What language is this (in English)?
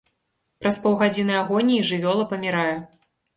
Belarusian